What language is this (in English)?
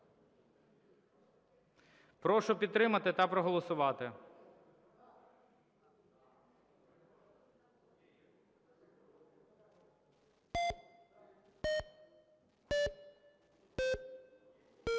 Ukrainian